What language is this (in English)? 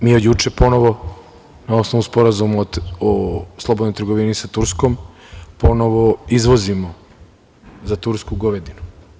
Serbian